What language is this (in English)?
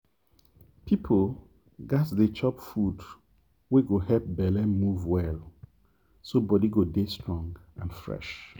Nigerian Pidgin